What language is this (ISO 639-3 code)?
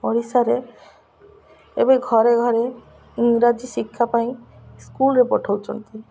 ori